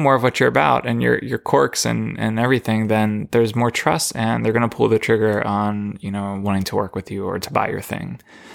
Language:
English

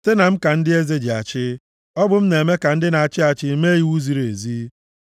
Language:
Igbo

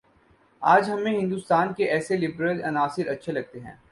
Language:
Urdu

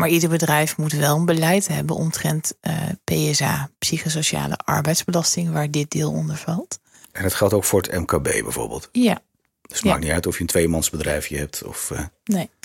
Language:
Dutch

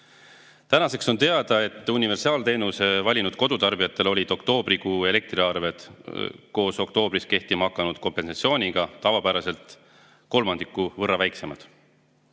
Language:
Estonian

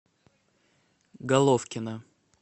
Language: Russian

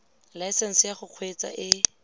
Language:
Tswana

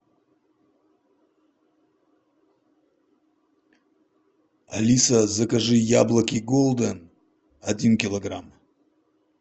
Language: Russian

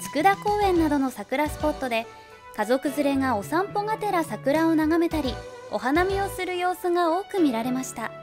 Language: Japanese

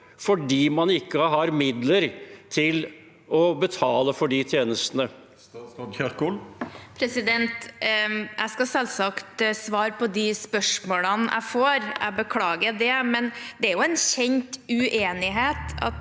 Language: Norwegian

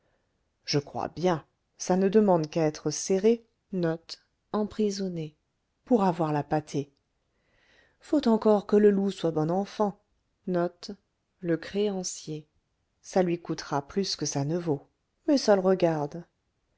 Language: French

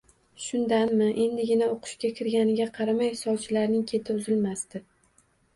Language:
Uzbek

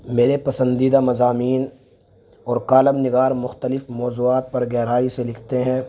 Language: Urdu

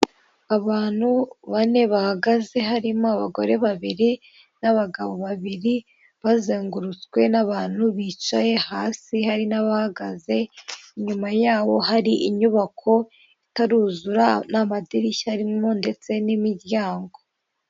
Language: Kinyarwanda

